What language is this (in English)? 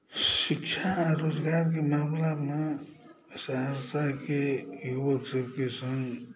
Maithili